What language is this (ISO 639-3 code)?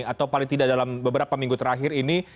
ind